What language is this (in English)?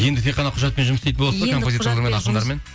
Kazakh